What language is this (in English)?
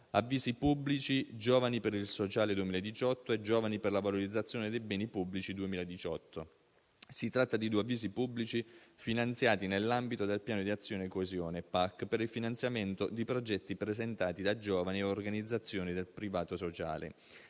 Italian